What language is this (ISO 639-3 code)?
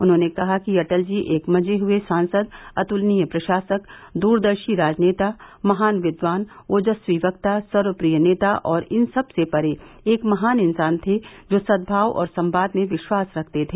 hin